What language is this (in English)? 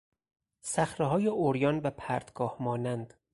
Persian